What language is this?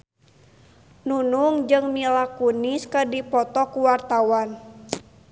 Sundanese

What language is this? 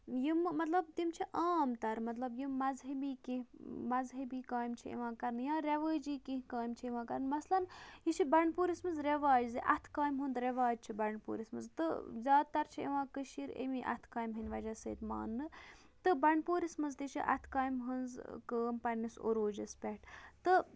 Kashmiri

